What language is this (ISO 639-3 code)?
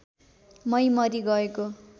nep